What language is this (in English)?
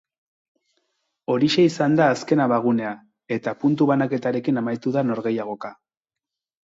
Basque